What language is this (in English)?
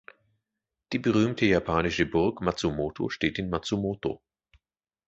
German